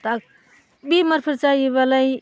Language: Bodo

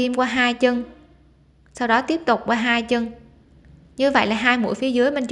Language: Vietnamese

